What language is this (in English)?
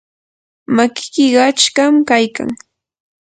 Yanahuanca Pasco Quechua